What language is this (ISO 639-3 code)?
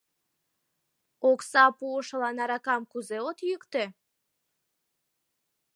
chm